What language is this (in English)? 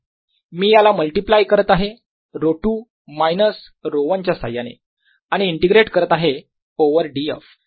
Marathi